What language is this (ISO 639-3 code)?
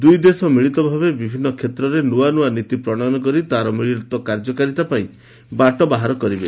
ori